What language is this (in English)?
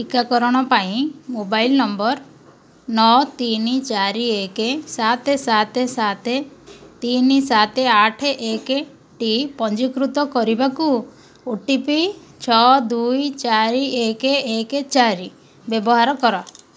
Odia